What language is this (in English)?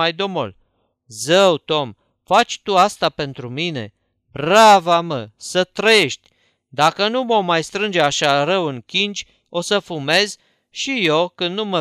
Romanian